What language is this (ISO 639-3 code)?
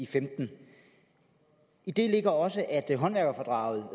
dan